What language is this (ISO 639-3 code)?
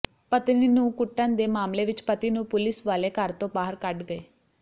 pan